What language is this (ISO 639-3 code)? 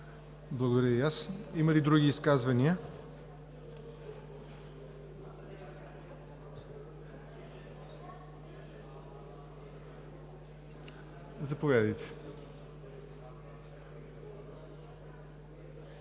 bul